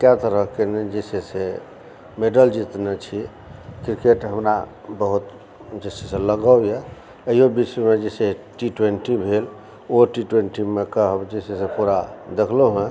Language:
Maithili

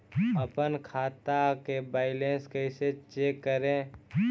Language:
Magahi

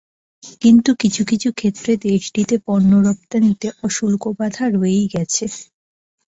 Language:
Bangla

